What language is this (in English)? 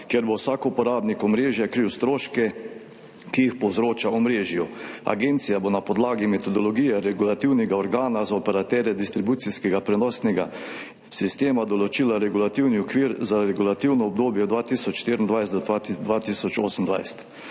Slovenian